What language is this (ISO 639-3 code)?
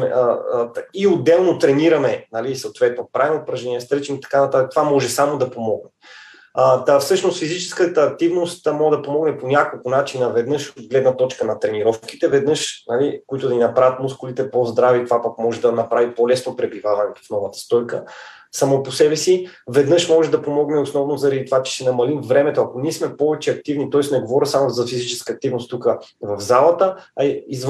bul